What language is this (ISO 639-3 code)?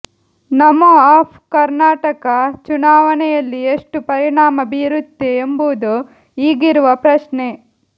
kan